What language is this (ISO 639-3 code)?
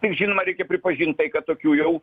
lit